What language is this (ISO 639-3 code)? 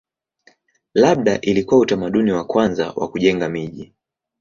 swa